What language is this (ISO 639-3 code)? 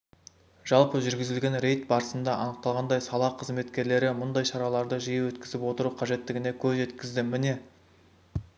kaz